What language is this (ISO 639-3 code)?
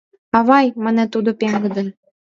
chm